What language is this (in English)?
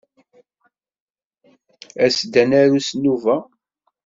Kabyle